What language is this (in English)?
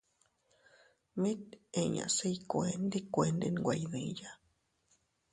Teutila Cuicatec